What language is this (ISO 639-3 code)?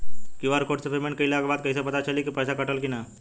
bho